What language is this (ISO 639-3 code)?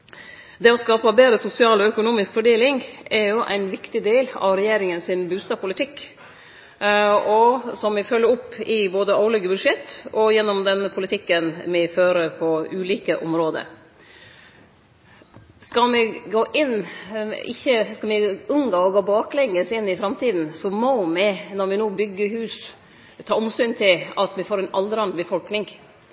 nno